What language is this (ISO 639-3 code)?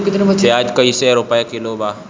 bho